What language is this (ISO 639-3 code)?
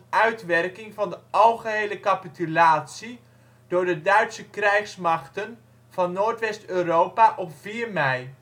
nld